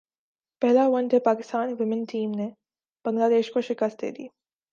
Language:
Urdu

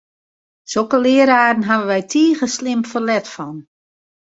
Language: Western Frisian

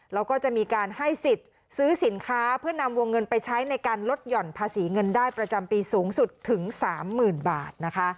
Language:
Thai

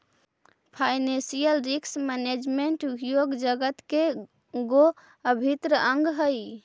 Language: Magahi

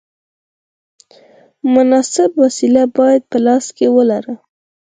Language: Pashto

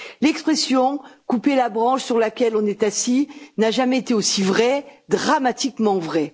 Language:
French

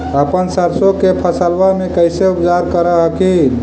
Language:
Magahi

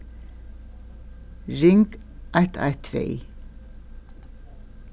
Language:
Faroese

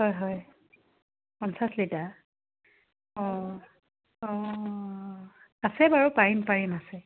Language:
Assamese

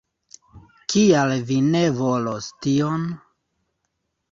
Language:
Esperanto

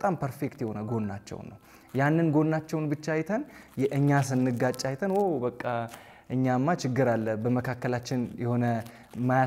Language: Arabic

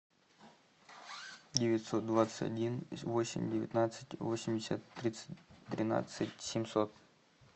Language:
Russian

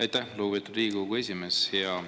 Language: Estonian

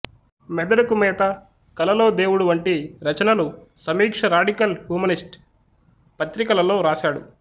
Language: Telugu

